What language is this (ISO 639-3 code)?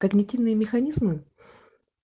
rus